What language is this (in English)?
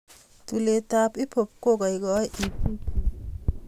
Kalenjin